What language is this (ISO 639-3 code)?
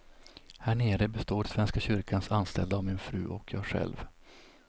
swe